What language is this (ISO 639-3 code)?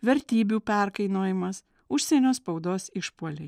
lit